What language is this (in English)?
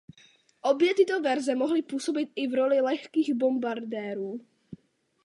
Czech